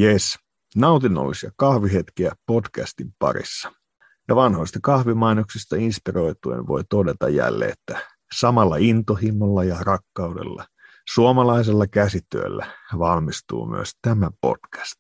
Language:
Finnish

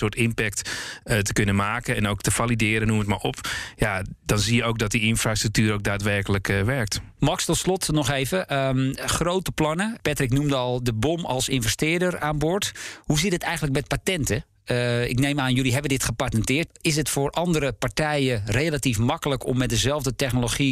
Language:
Dutch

